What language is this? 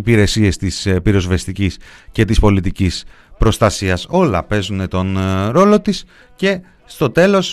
Greek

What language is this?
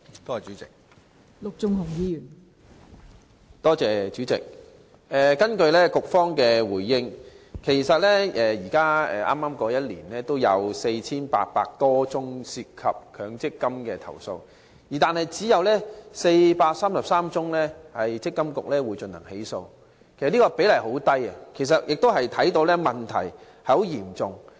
Cantonese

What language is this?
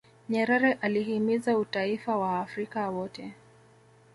Swahili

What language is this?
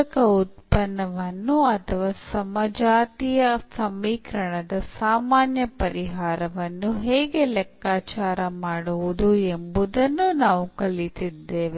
Kannada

